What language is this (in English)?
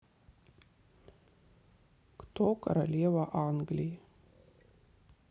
Russian